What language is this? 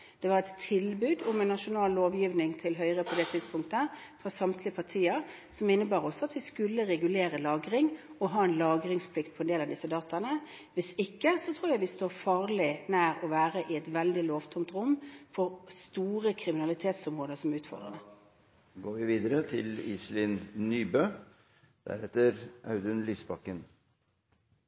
Norwegian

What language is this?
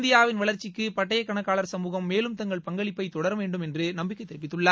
Tamil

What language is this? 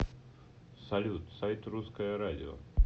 Russian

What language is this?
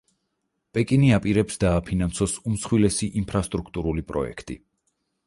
Georgian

